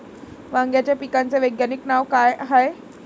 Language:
Marathi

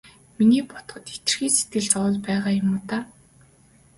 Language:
Mongolian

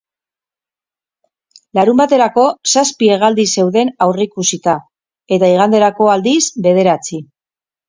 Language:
Basque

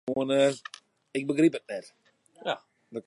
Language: Western Frisian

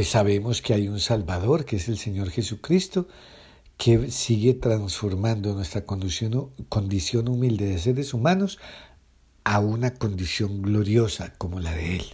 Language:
Spanish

